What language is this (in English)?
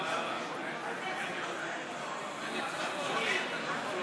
Hebrew